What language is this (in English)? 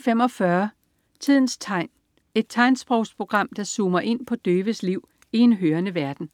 Danish